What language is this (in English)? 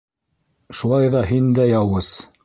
Bashkir